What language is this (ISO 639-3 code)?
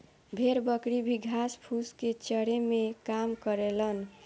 bho